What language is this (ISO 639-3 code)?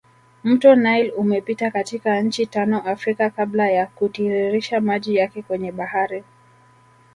swa